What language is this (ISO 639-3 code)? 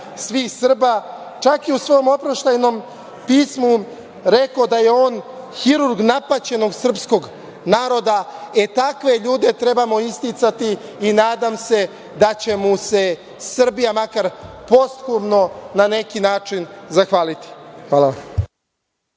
srp